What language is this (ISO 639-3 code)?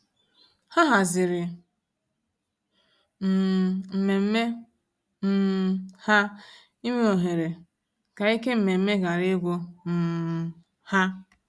ibo